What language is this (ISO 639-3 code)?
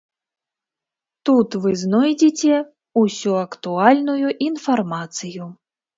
bel